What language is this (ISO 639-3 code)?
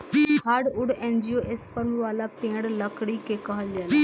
bho